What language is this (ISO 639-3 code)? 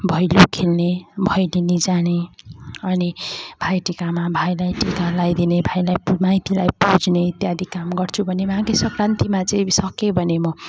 nep